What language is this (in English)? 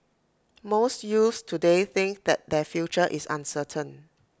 English